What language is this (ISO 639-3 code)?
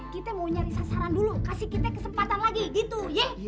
ind